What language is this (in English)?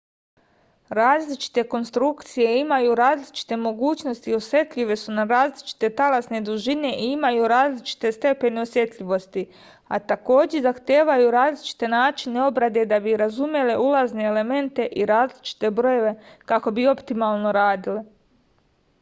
Serbian